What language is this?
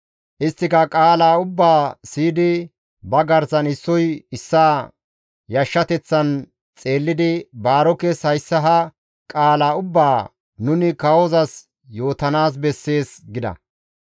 Gamo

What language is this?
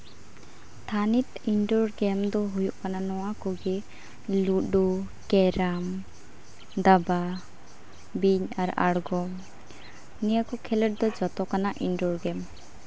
Santali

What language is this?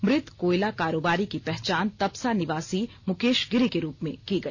Hindi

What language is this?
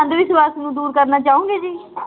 Punjabi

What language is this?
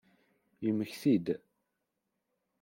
Kabyle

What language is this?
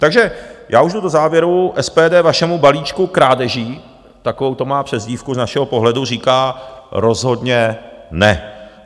Czech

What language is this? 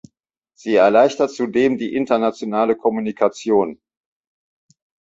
German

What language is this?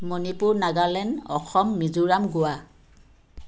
Assamese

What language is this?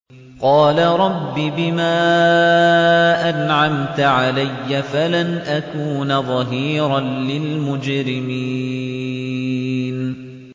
Arabic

